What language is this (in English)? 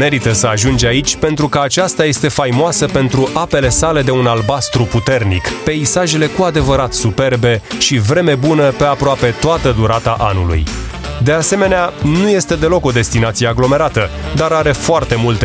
Romanian